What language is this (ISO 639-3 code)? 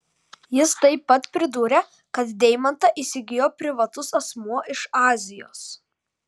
lit